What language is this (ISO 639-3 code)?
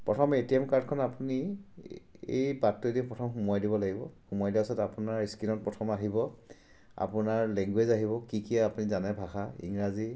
asm